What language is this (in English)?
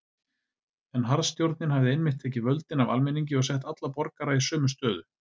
Icelandic